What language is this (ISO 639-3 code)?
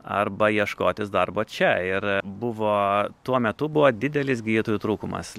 lit